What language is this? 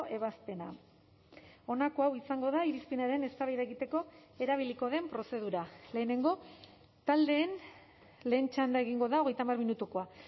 Basque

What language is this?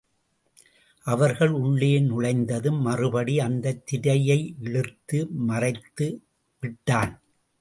Tamil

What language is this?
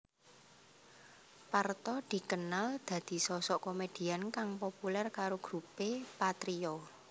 Javanese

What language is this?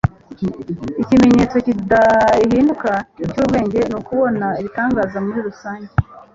Kinyarwanda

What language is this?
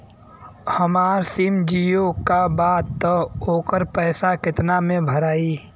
Bhojpuri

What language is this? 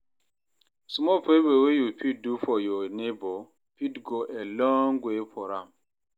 Nigerian Pidgin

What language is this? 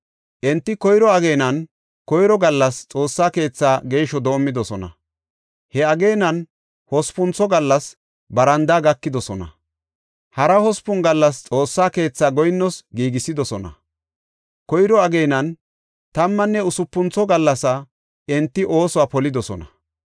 Gofa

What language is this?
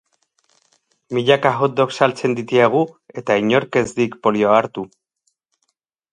Basque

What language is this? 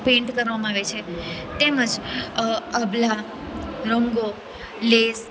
Gujarati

